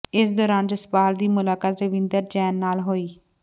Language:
Punjabi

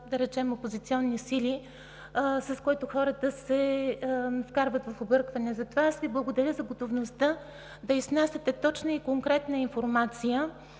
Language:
Bulgarian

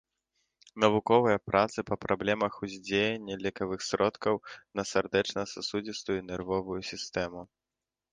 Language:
Belarusian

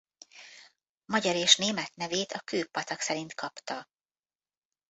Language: Hungarian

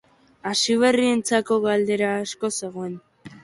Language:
Basque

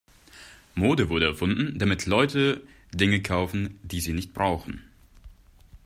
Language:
German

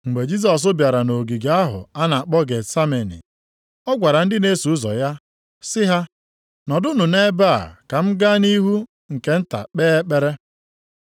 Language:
Igbo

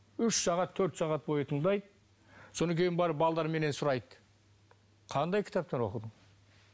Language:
Kazakh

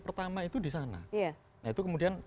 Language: Indonesian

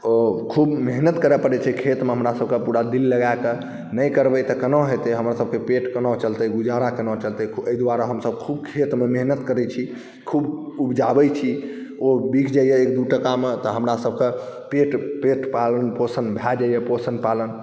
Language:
Maithili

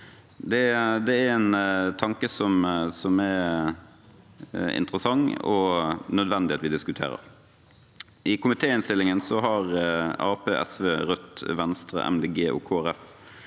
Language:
Norwegian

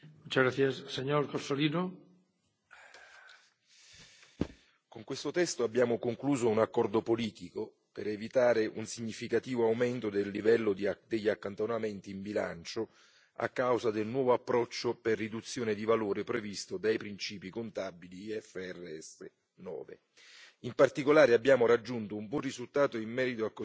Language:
Italian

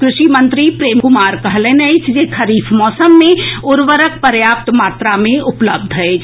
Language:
Maithili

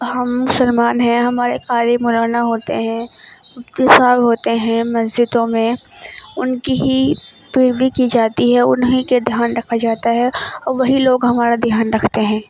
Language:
Urdu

